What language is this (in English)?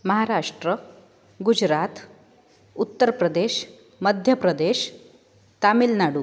Sanskrit